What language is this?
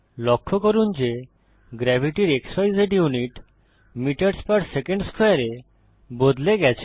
Bangla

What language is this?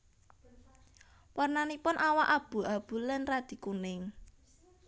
Javanese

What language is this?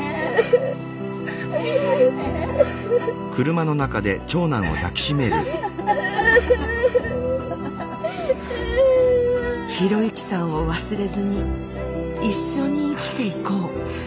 Japanese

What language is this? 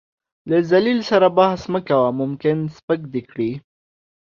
Pashto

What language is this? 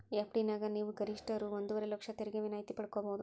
Kannada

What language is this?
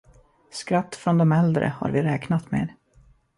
Swedish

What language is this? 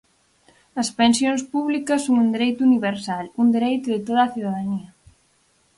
Galician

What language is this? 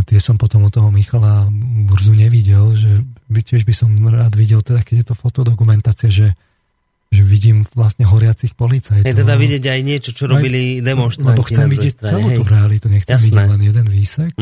Slovak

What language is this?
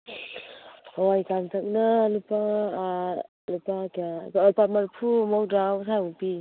Manipuri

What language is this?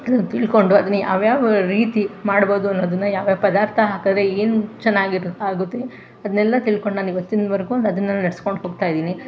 Kannada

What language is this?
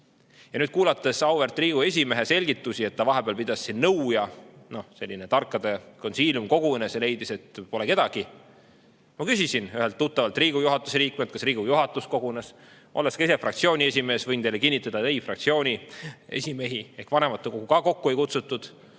Estonian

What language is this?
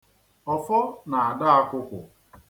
Igbo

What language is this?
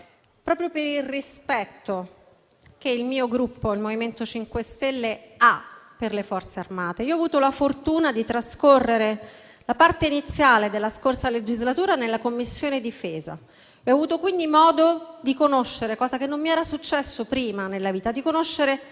Italian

